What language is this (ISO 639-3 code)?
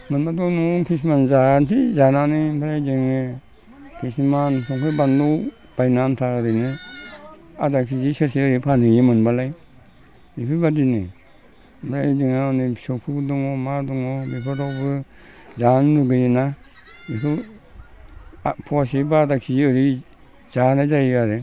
brx